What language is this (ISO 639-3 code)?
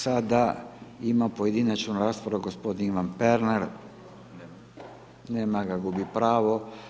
hrv